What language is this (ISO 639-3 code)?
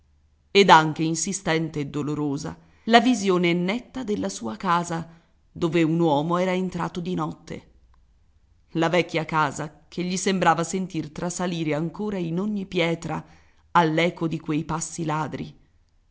ita